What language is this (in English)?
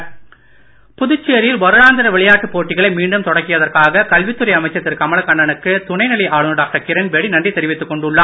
Tamil